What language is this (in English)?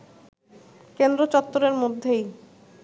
Bangla